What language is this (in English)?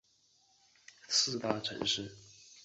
Chinese